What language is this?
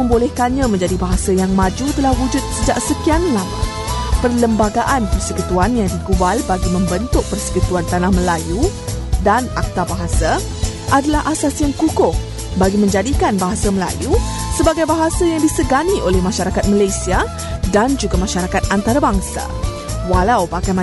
Malay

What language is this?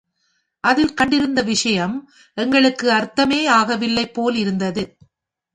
Tamil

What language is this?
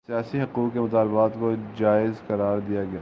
Urdu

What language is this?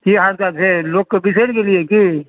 Maithili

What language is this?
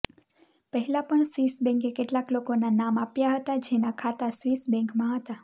Gujarati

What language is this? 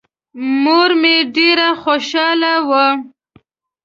Pashto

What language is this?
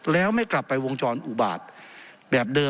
Thai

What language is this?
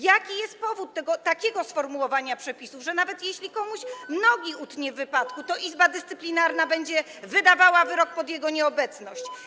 Polish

